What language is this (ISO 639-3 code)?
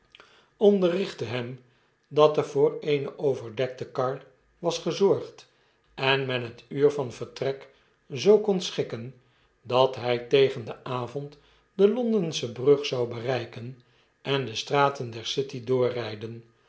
nld